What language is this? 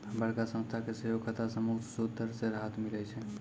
Maithili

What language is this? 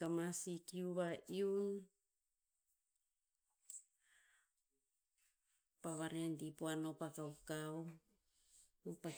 Tinputz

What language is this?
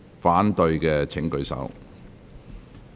Cantonese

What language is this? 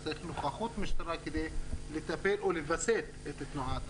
Hebrew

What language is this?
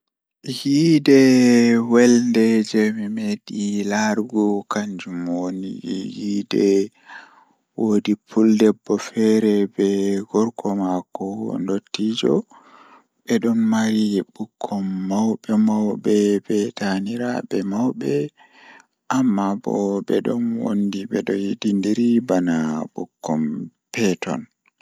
Fula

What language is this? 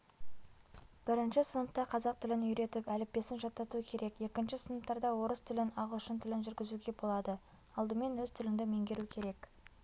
Kazakh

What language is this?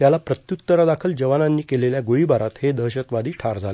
Marathi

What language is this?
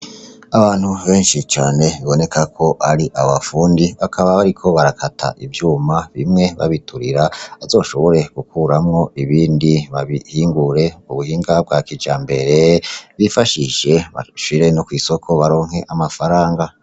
Rundi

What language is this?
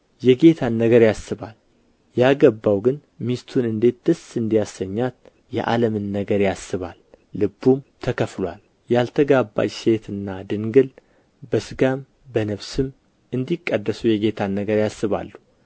Amharic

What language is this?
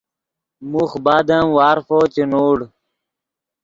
Yidgha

